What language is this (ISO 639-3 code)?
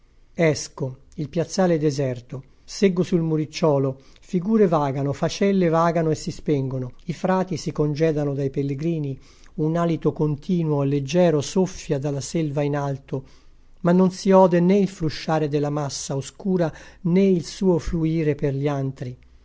ita